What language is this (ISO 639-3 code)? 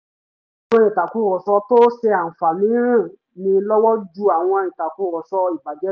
yor